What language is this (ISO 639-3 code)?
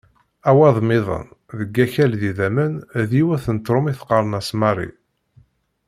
kab